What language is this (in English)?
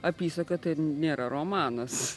Lithuanian